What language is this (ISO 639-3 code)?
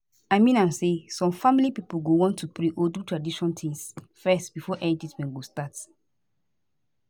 pcm